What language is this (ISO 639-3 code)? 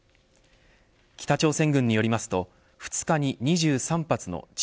jpn